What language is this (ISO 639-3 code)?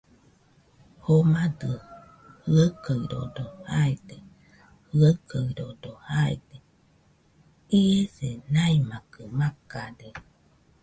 hux